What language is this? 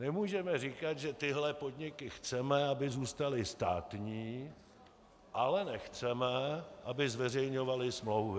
Czech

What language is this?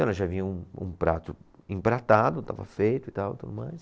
Portuguese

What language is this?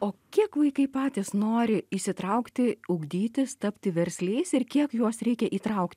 Lithuanian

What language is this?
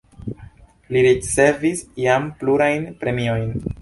Esperanto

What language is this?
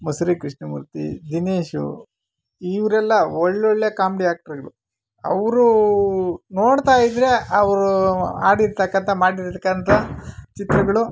Kannada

